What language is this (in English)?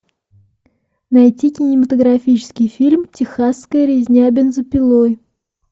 Russian